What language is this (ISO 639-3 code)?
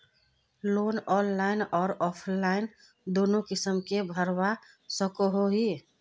mag